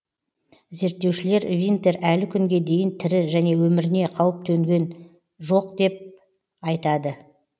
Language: Kazakh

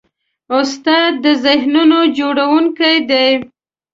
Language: Pashto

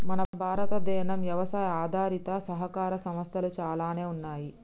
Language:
Telugu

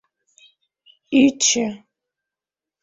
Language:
Mari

